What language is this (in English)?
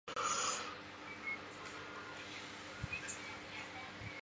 Chinese